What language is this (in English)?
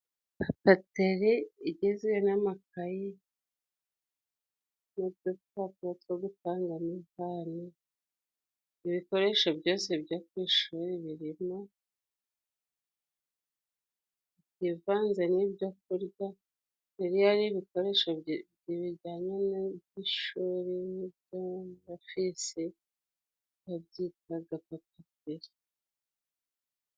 Kinyarwanda